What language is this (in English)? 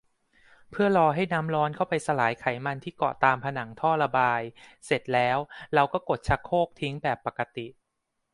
Thai